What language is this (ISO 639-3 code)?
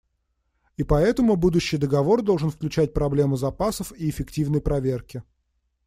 rus